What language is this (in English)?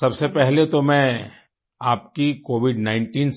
Hindi